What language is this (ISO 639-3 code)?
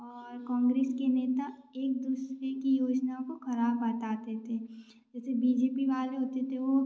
hin